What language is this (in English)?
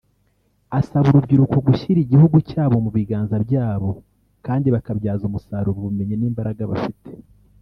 Kinyarwanda